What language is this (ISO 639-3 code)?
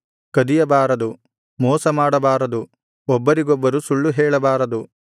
kan